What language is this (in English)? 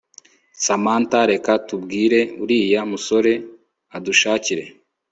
Kinyarwanda